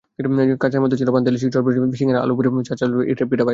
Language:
Bangla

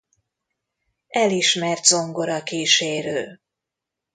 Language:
Hungarian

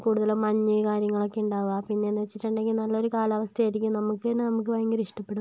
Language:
Malayalam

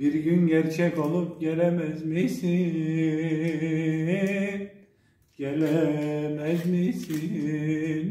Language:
Turkish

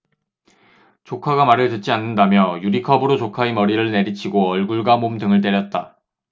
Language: Korean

